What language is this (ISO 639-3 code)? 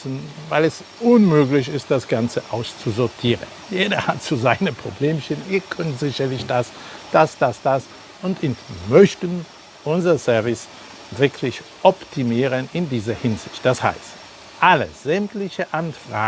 deu